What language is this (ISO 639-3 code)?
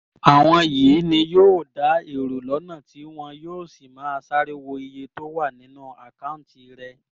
yor